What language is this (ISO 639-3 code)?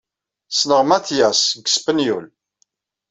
kab